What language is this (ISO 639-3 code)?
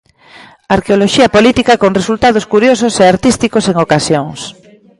glg